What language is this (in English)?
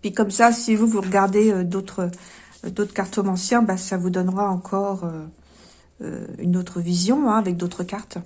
French